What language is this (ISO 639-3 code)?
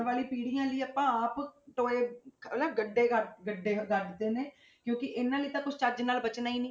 pan